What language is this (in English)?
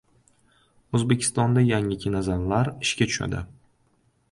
Uzbek